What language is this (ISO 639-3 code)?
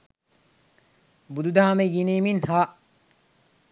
sin